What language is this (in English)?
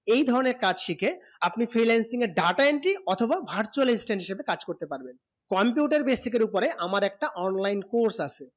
Bangla